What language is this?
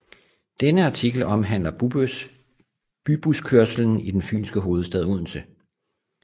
Danish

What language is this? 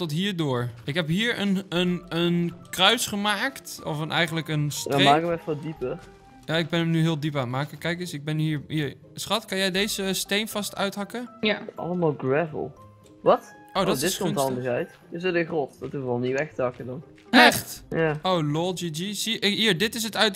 Dutch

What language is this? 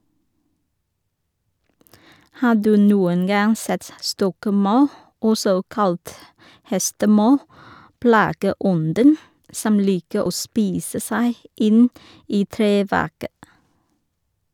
Norwegian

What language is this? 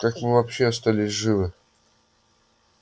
Russian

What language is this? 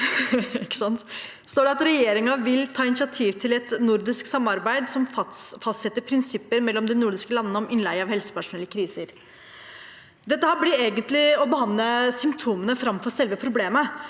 Norwegian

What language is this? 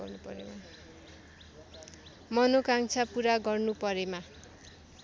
Nepali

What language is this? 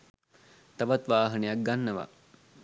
Sinhala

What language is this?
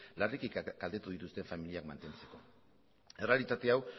Basque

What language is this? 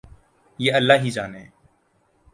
Urdu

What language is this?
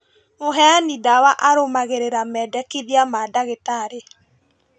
Kikuyu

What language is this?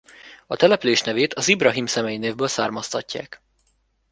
Hungarian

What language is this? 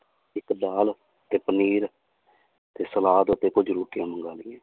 Punjabi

